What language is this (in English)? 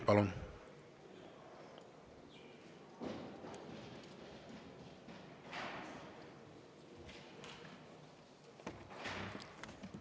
Estonian